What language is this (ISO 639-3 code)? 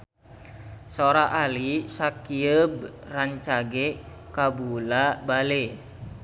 sun